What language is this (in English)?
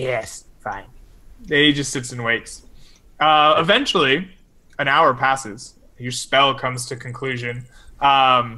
English